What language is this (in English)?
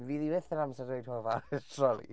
Welsh